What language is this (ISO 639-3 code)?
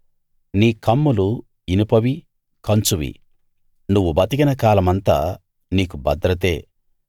tel